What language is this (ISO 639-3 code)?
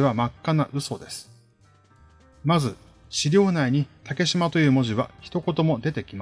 jpn